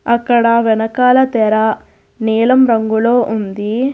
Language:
Telugu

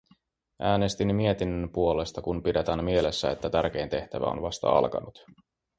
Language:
Finnish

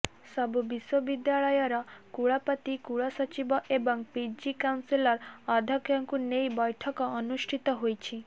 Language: Odia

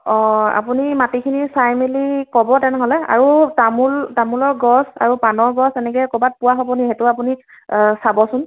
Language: Assamese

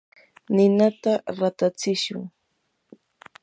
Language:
Yanahuanca Pasco Quechua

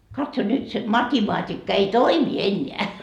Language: Finnish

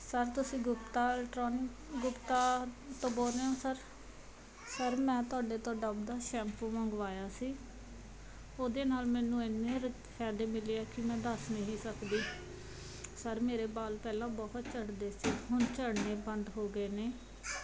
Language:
Punjabi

